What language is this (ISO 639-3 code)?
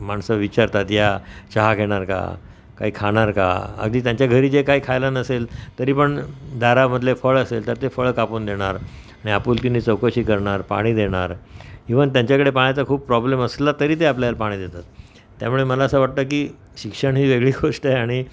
mar